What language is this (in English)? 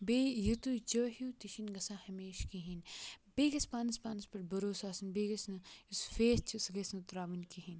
Kashmiri